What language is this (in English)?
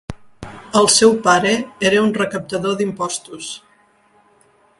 Catalan